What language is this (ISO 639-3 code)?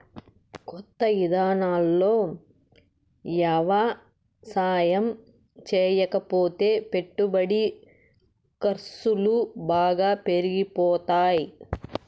tel